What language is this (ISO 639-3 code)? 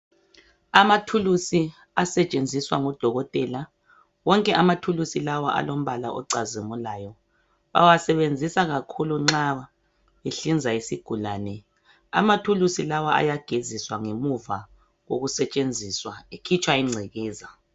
nde